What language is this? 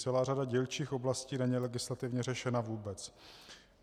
Czech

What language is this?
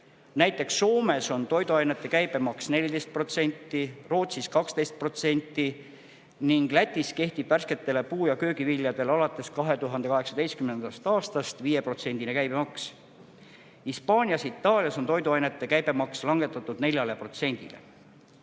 Estonian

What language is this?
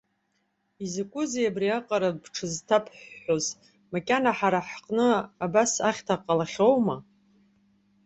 Abkhazian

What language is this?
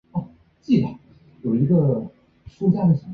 Chinese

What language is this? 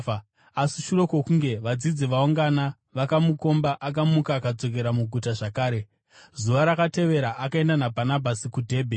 Shona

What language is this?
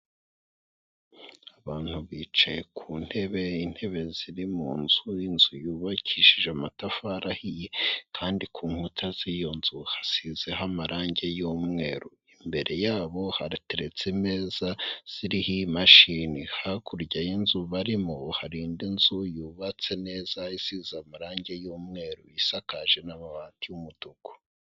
Kinyarwanda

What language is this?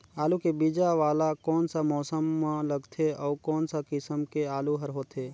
Chhattisgarhi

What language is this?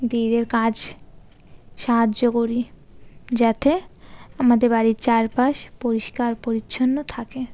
Bangla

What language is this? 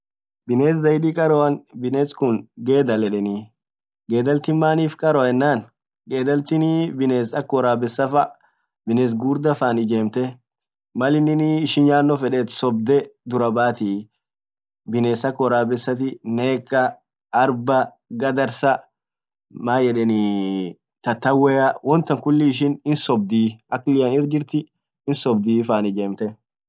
Orma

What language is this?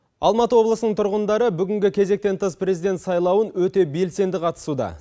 Kazakh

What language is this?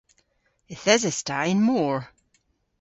Cornish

